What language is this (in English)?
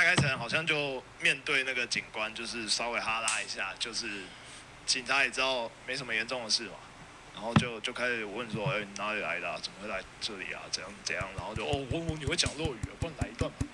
Chinese